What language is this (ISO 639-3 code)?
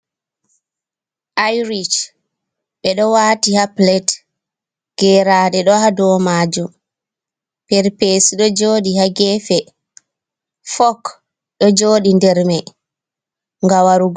ful